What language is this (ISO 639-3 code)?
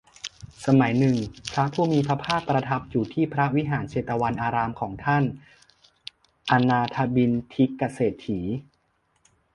tha